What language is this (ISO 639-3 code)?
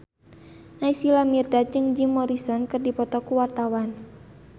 sun